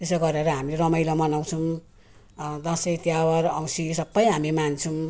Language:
Nepali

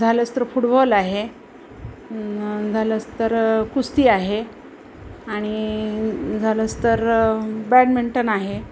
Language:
Marathi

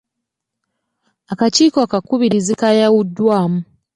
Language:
Ganda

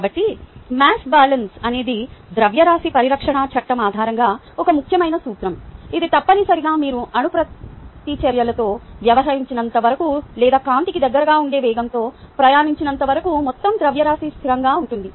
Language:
Telugu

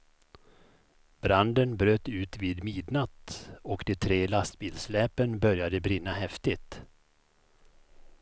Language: Swedish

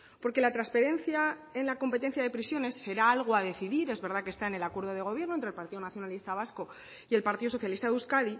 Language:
Spanish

